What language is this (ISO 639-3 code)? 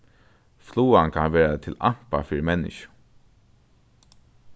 fao